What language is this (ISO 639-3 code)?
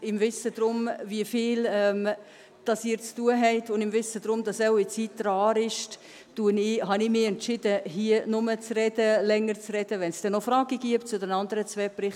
gsw